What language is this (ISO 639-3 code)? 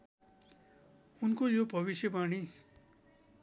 nep